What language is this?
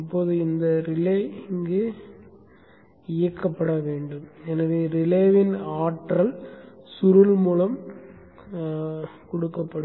Tamil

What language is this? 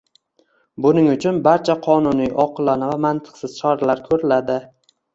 Uzbek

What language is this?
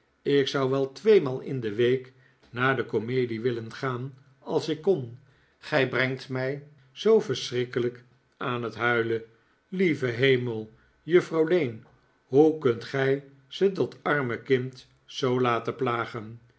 Dutch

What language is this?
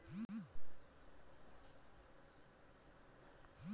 Hindi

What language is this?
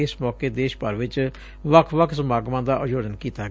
Punjabi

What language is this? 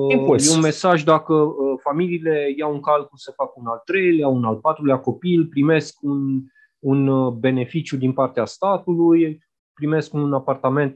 Romanian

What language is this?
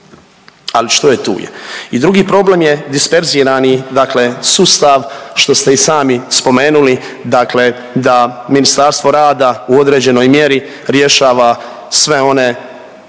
Croatian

